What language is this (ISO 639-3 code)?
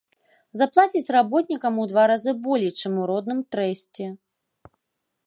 bel